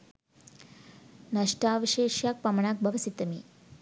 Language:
Sinhala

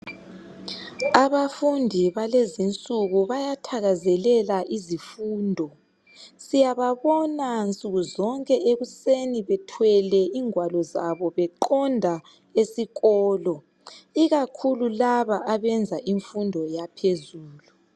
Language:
North Ndebele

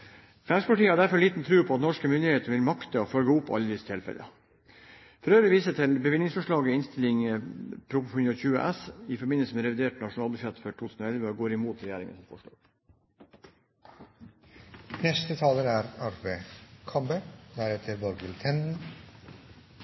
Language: Norwegian Bokmål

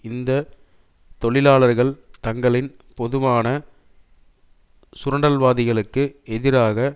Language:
Tamil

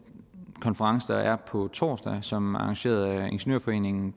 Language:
Danish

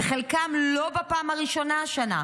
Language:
Hebrew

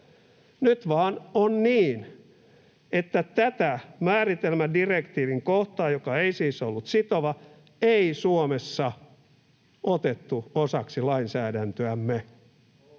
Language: Finnish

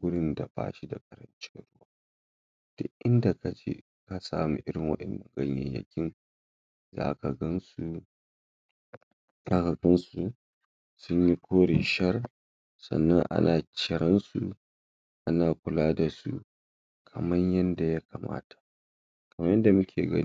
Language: Hausa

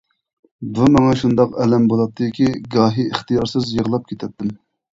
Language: Uyghur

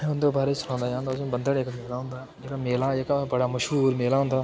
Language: Dogri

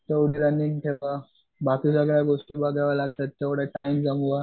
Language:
Marathi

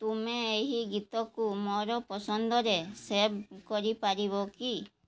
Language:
Odia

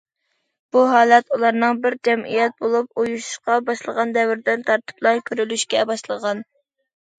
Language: Uyghur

